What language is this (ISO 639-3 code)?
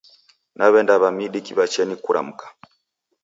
dav